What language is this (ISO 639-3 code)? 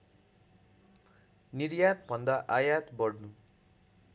nep